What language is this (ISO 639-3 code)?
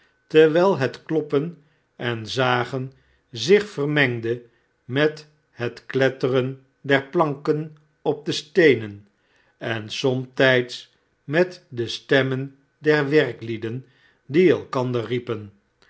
nld